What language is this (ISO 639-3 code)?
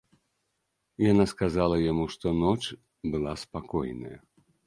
bel